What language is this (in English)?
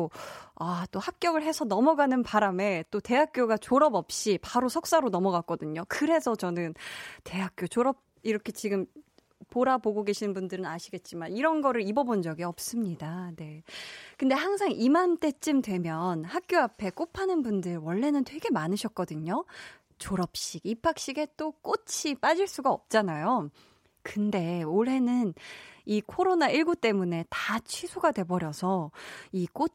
Korean